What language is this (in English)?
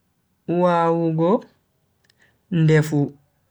Bagirmi Fulfulde